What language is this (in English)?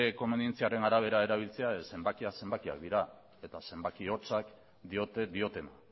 Basque